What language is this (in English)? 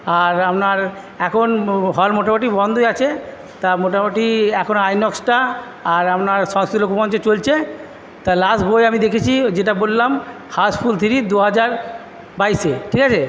Bangla